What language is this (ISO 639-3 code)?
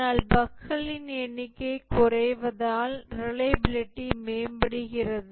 tam